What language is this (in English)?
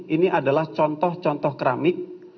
Indonesian